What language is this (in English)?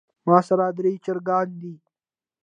Pashto